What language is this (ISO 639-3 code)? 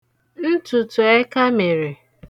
ibo